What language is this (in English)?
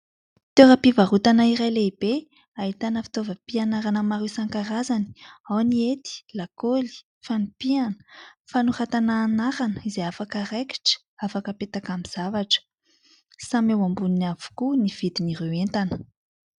Malagasy